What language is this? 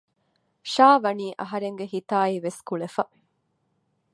Divehi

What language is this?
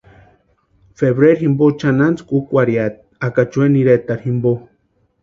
Western Highland Purepecha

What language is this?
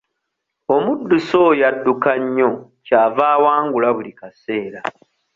Ganda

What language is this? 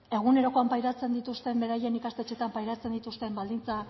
Basque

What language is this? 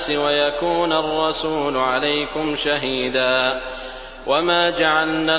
Arabic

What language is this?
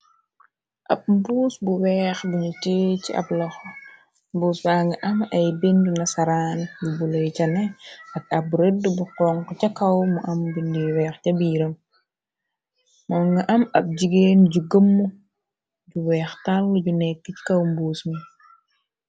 Wolof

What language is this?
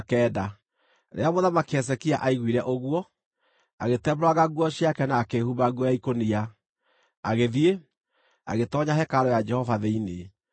Kikuyu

